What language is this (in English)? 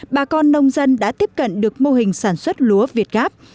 Vietnamese